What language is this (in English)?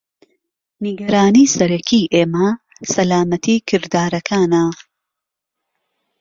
Central Kurdish